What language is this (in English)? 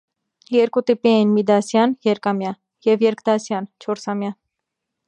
Armenian